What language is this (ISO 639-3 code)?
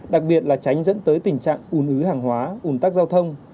vie